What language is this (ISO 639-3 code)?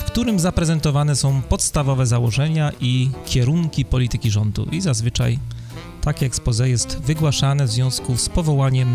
pol